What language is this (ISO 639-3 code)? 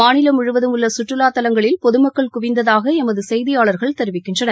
tam